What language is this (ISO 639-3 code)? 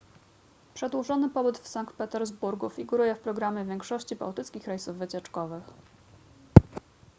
pol